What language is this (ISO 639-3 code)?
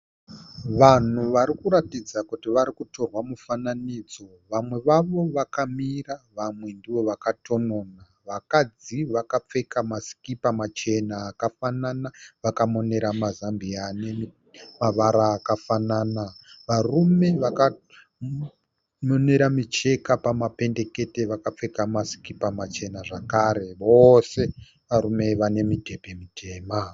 sna